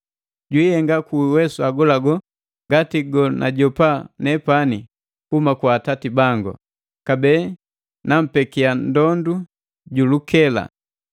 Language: Matengo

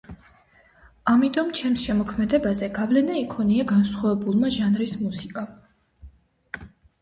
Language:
Georgian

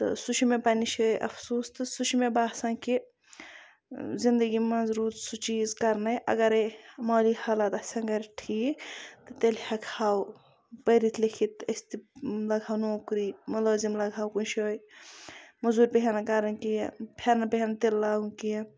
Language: Kashmiri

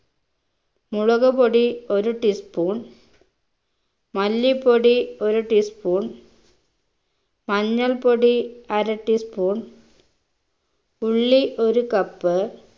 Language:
Malayalam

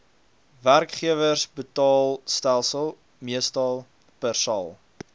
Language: Afrikaans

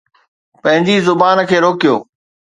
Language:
Sindhi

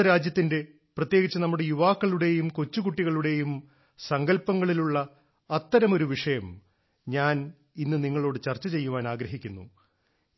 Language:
Malayalam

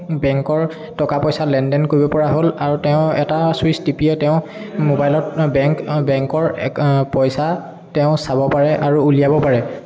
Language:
Assamese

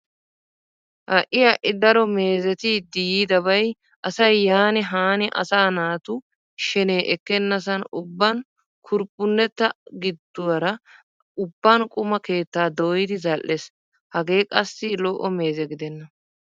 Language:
Wolaytta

